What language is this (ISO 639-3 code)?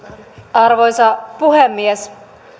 fin